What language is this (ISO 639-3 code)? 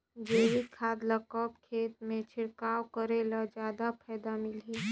hne